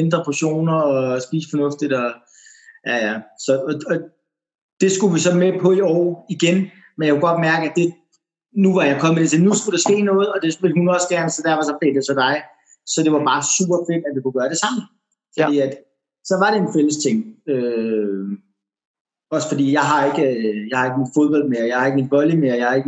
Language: Danish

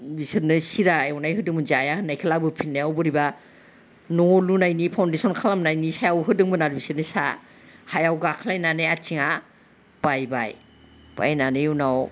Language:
Bodo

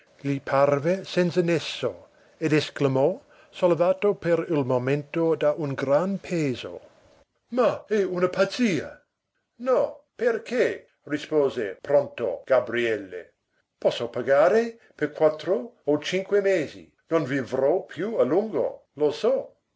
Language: Italian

